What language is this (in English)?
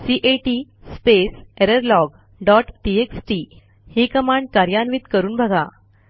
Marathi